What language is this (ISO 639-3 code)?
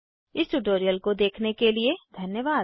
hin